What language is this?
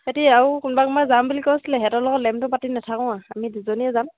Assamese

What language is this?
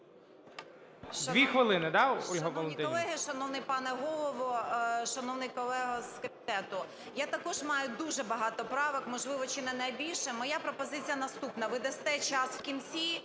Ukrainian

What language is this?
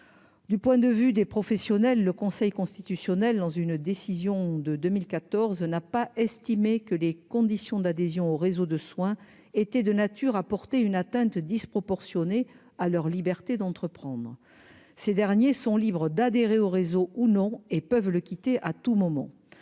French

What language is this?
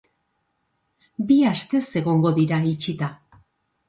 Basque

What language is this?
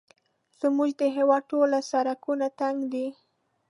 Pashto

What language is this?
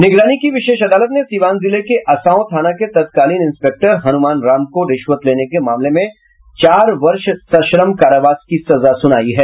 Hindi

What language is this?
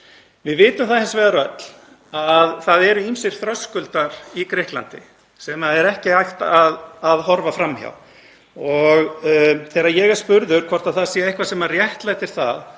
Icelandic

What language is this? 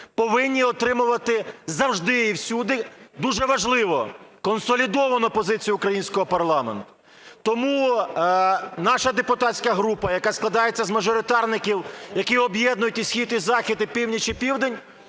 Ukrainian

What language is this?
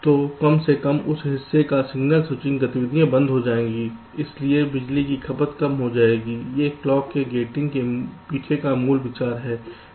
Hindi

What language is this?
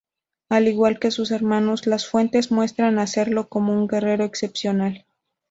Spanish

